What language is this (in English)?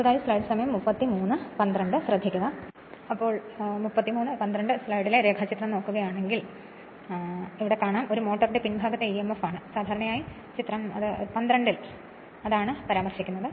Malayalam